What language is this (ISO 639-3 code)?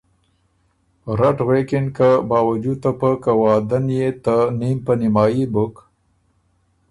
oru